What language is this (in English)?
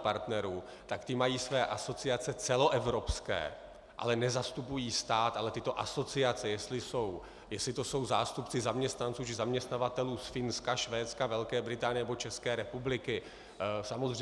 Czech